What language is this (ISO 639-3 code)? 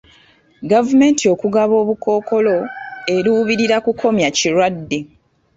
lug